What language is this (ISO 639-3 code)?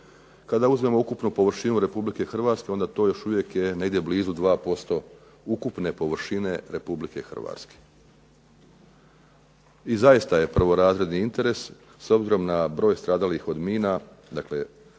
hrv